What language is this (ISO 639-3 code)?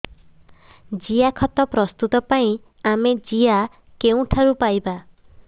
ori